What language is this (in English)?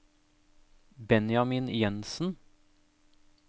Norwegian